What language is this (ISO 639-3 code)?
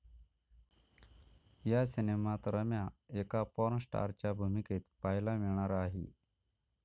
mar